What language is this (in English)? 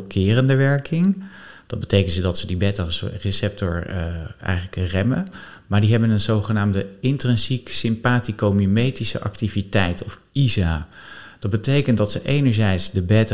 Dutch